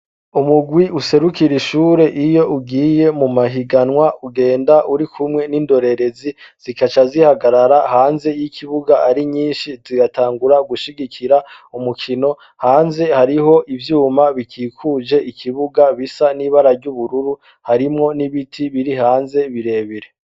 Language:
Rundi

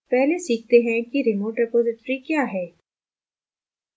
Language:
Hindi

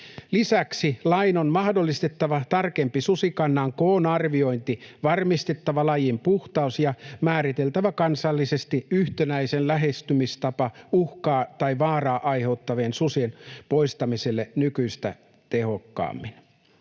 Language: Finnish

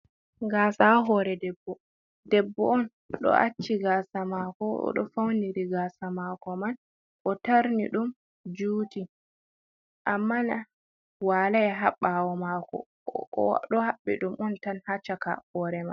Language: Fula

